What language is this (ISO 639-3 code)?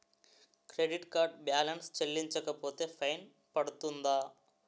tel